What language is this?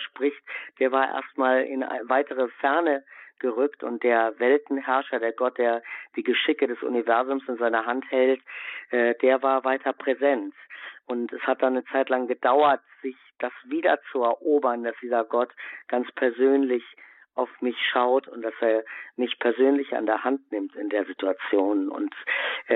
German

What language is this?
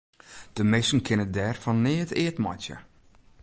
Western Frisian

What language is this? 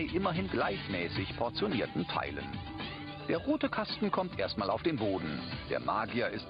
German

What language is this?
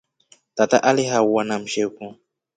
Rombo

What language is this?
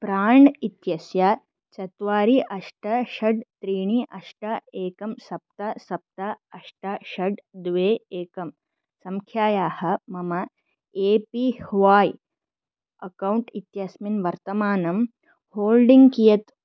Sanskrit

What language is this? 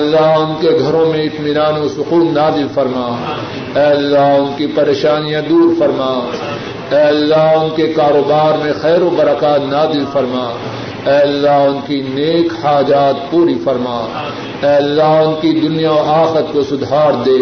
Urdu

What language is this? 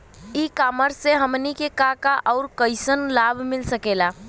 Bhojpuri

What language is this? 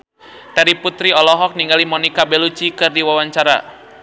Sundanese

